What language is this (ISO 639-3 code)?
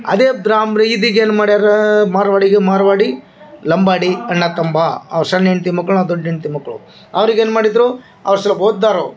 kan